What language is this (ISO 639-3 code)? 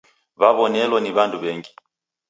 dav